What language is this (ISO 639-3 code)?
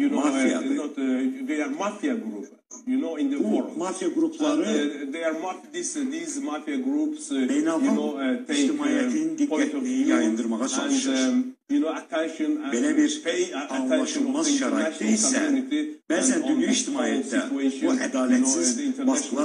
tur